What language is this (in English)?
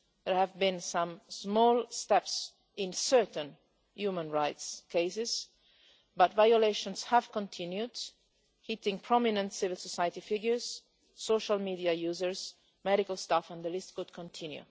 English